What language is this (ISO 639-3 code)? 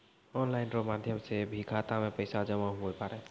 mai